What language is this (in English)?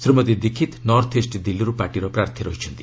Odia